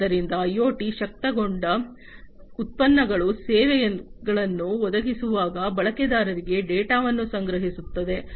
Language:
Kannada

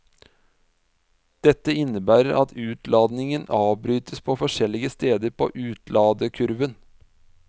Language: Norwegian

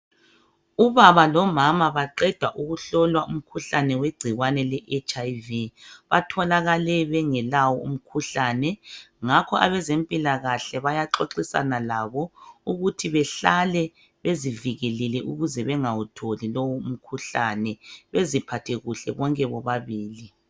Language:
North Ndebele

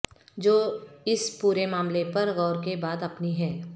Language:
Urdu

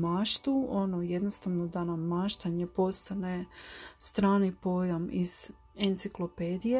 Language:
Croatian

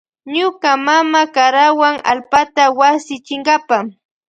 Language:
Loja Highland Quichua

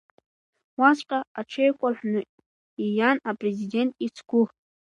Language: Abkhazian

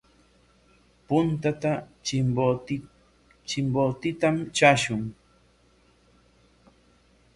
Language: Corongo Ancash Quechua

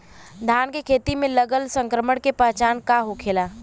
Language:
Bhojpuri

